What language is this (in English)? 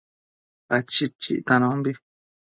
Matsés